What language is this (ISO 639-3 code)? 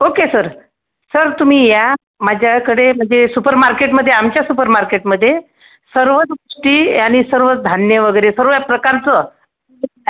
mar